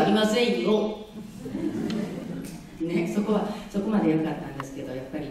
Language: Japanese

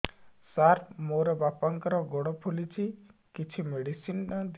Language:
Odia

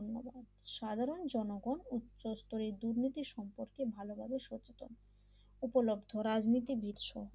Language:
Bangla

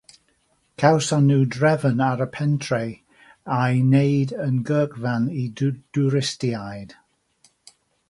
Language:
Welsh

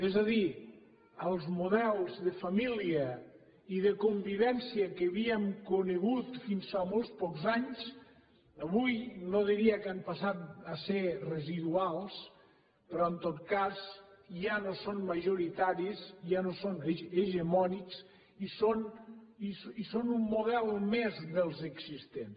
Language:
Catalan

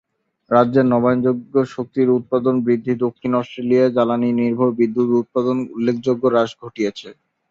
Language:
Bangla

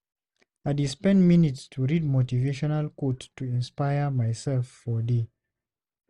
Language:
Nigerian Pidgin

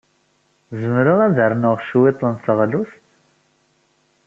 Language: Kabyle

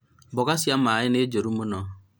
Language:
Kikuyu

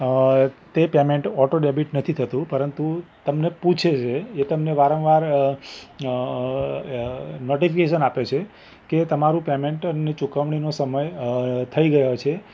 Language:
Gujarati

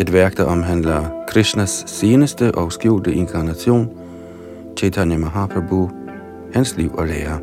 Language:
Danish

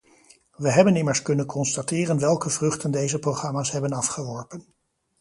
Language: Dutch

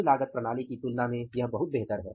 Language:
Hindi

